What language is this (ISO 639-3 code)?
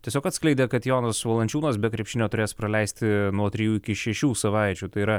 lit